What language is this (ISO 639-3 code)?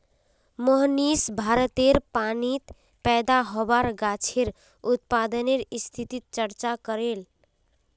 mag